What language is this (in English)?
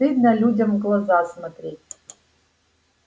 Russian